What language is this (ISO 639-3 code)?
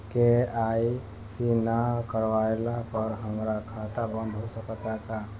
bho